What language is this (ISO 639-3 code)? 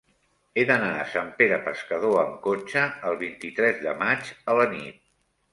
cat